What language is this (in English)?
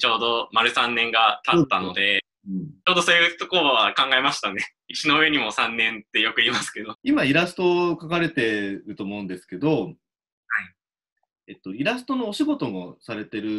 Japanese